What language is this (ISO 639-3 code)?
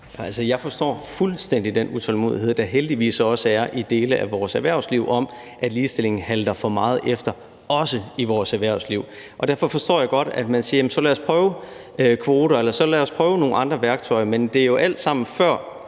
dan